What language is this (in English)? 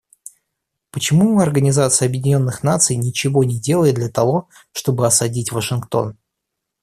Russian